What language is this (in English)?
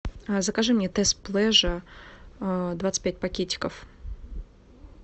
Russian